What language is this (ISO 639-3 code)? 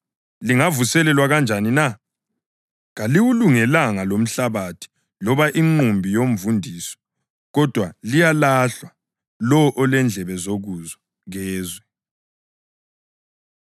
nde